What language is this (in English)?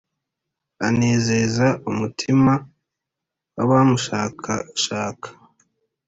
Kinyarwanda